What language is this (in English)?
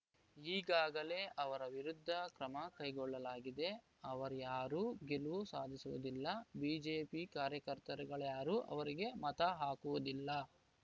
Kannada